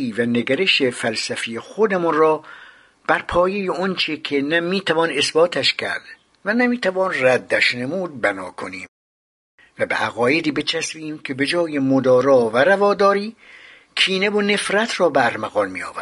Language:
Persian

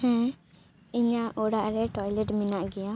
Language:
Santali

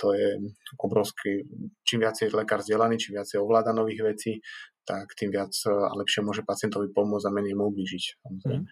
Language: Slovak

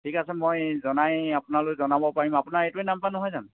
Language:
Assamese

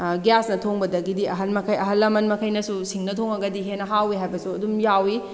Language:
Manipuri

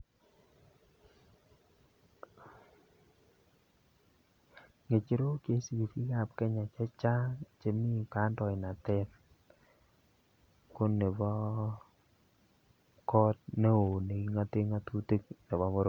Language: Kalenjin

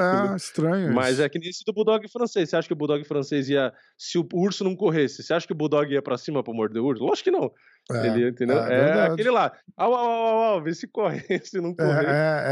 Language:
Portuguese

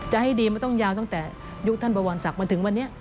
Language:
Thai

